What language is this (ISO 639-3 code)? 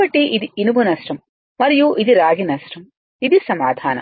tel